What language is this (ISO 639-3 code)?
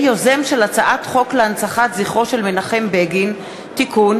heb